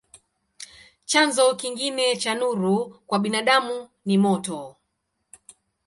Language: Swahili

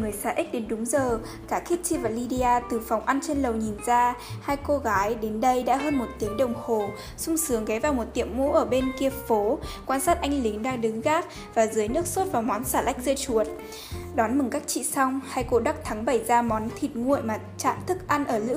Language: Vietnamese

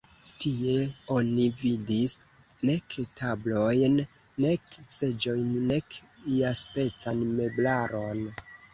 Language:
Esperanto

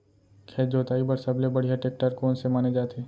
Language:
Chhattisgarhi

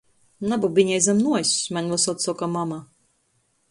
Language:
Latgalian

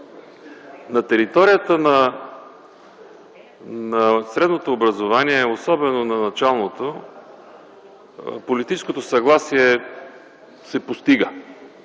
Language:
Bulgarian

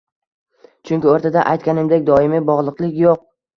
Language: Uzbek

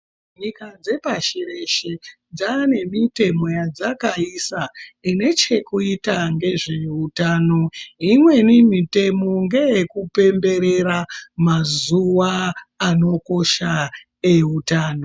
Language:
Ndau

